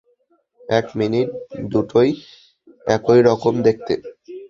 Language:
Bangla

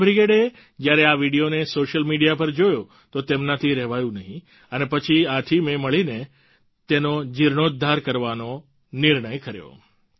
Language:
Gujarati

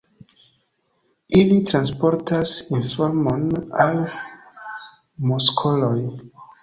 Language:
Esperanto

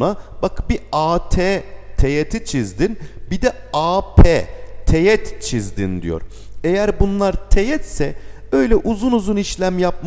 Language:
Turkish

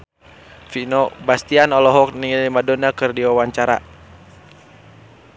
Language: Sundanese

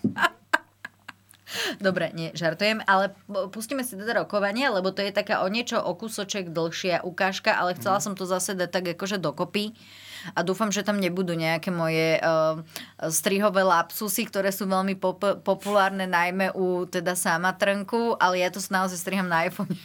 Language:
Slovak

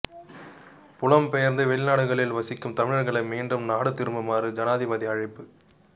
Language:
Tamil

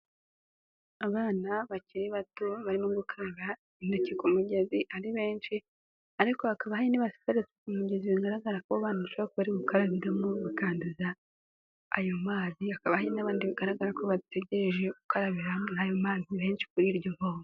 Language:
Kinyarwanda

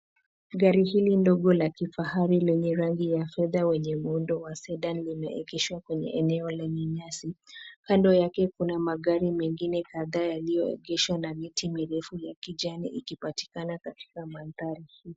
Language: Swahili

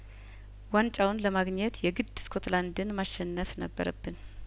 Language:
Amharic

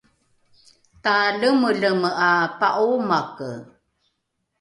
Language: Rukai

